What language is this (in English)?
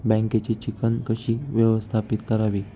Marathi